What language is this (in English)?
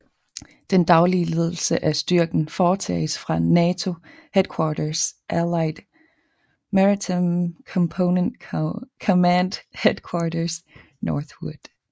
Danish